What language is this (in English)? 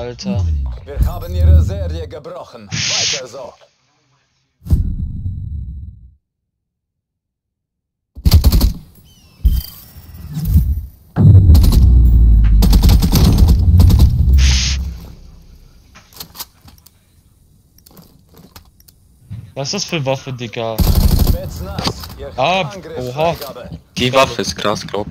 German